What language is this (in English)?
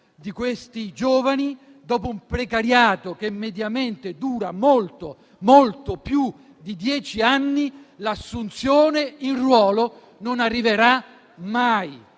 Italian